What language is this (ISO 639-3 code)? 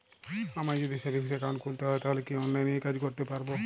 ben